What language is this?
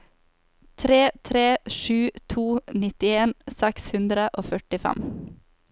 Norwegian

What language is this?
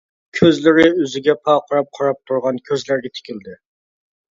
Uyghur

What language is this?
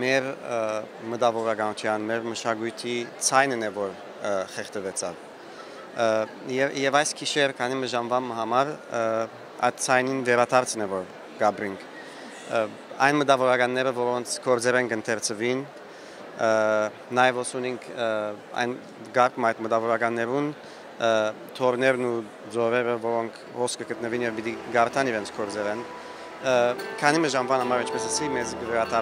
Turkish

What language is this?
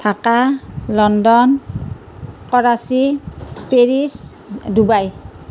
Assamese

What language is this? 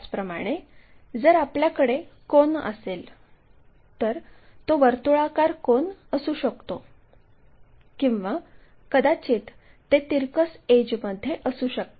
Marathi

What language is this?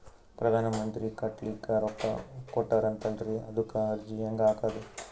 Kannada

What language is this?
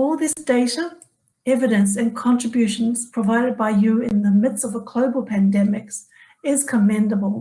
English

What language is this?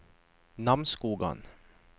Norwegian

